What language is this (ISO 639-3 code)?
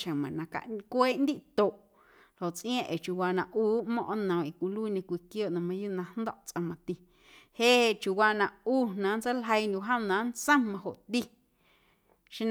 amu